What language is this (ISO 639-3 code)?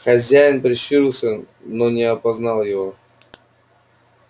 rus